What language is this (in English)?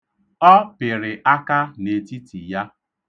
Igbo